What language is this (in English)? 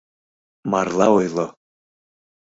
Mari